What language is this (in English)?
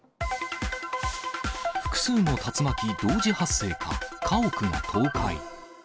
Japanese